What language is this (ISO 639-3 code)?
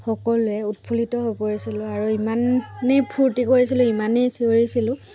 asm